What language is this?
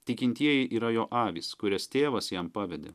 Lithuanian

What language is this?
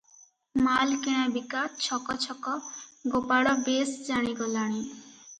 Odia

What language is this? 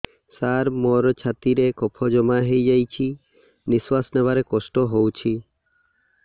Odia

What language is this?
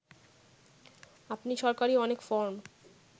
Bangla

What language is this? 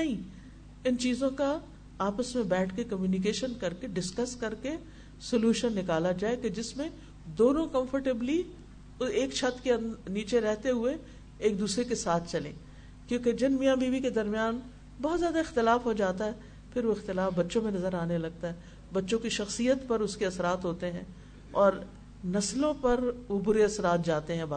Urdu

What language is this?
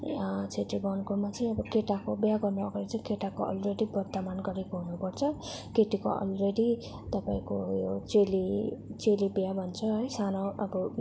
Nepali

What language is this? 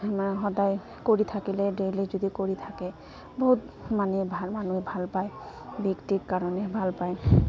Assamese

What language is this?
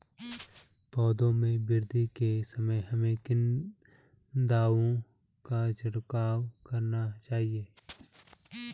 Hindi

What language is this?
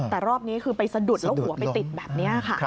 Thai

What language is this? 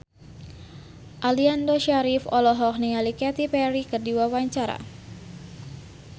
Sundanese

